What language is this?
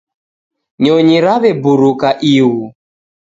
Taita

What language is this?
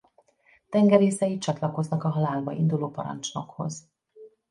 Hungarian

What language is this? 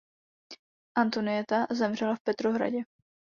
Czech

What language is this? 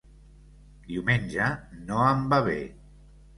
Catalan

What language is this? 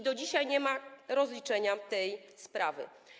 Polish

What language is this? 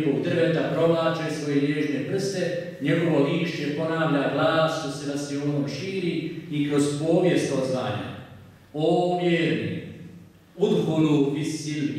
Romanian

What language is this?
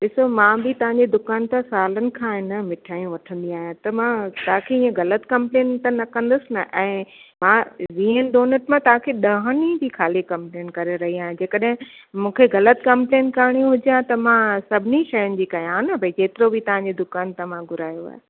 Sindhi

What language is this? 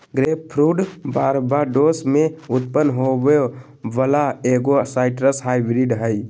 Magahi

